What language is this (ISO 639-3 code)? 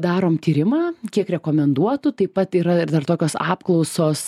lit